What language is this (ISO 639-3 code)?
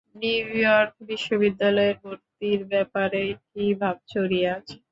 ben